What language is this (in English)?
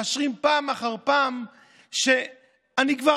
Hebrew